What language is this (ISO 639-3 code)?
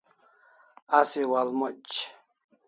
kls